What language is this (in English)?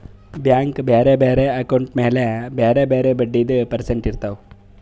Kannada